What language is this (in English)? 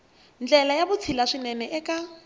Tsonga